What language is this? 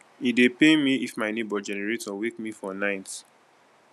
Nigerian Pidgin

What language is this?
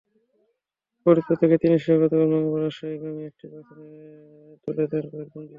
Bangla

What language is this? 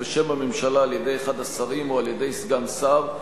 Hebrew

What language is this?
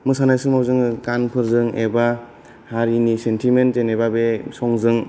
Bodo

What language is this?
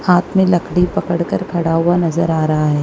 Hindi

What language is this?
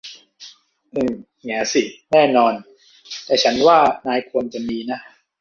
Thai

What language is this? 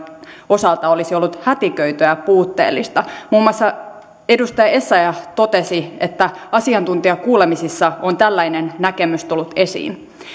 Finnish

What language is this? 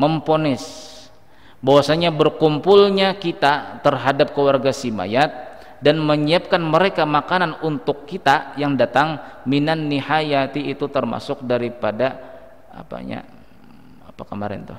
Indonesian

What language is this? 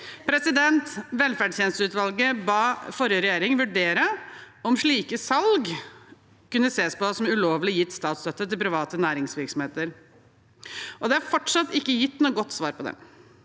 Norwegian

